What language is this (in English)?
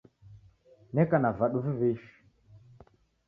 Taita